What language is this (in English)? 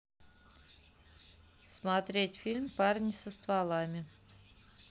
Russian